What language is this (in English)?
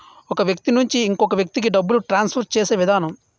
Telugu